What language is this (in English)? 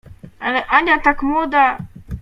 Polish